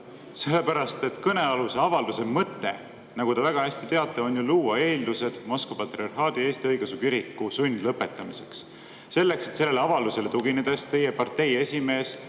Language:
Estonian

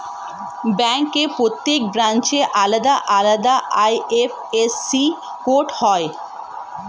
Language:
Bangla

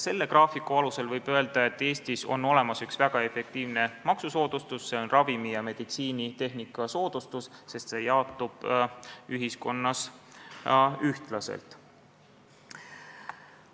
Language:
Estonian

